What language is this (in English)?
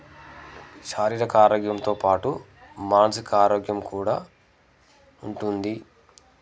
Telugu